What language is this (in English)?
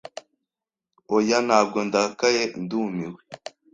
Kinyarwanda